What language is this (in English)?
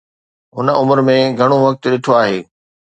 Sindhi